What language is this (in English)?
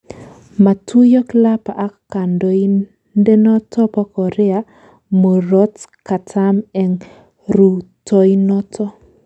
Kalenjin